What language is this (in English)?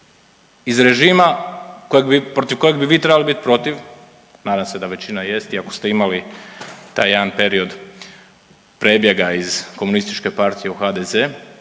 Croatian